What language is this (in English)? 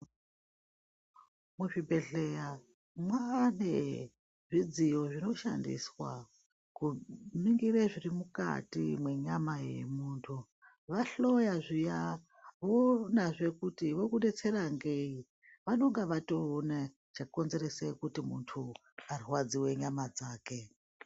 Ndau